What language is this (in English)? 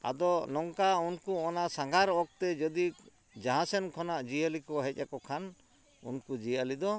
Santali